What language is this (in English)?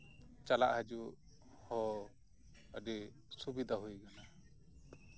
Santali